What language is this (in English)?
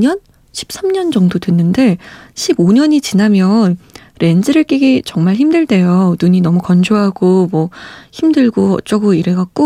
Korean